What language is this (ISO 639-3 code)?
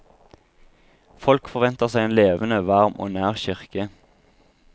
nor